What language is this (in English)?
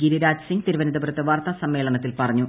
Malayalam